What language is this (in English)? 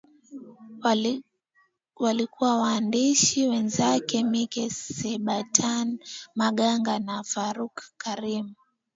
Swahili